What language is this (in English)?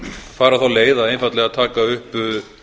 Icelandic